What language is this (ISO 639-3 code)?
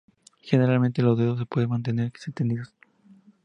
spa